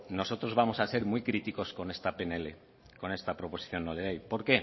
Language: Spanish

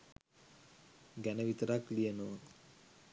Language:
Sinhala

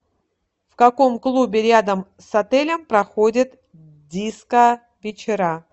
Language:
Russian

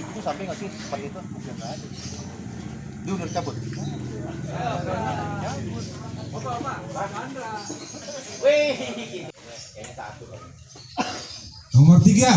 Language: Indonesian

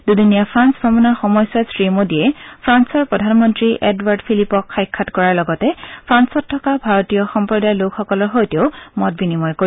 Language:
Assamese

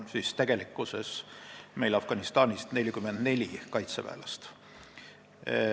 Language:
Estonian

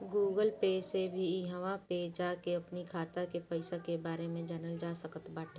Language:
Bhojpuri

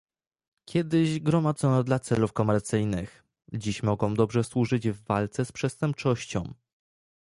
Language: Polish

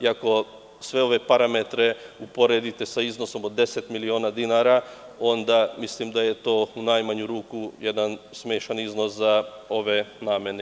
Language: Serbian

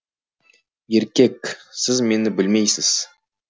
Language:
Kazakh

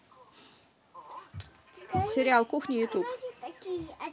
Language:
Russian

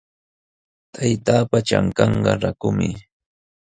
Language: Sihuas Ancash Quechua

